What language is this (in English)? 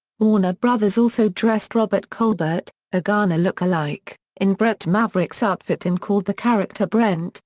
English